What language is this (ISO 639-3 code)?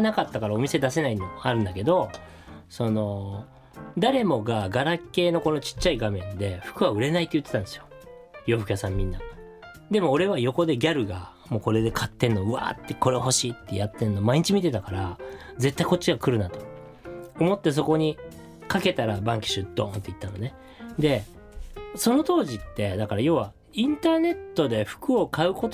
jpn